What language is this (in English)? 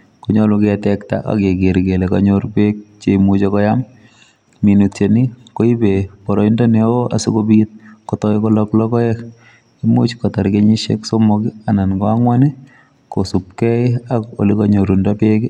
Kalenjin